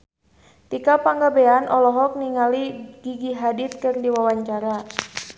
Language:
Sundanese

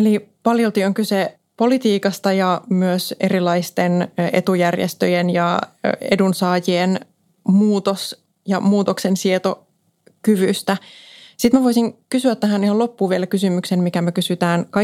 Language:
Finnish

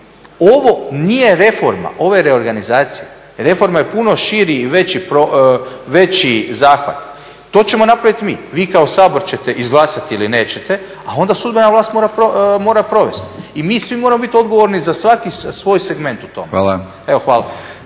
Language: Croatian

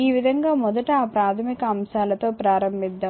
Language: Telugu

